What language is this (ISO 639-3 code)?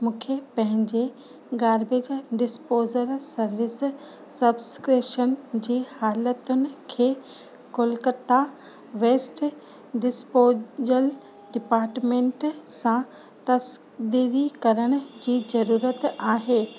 snd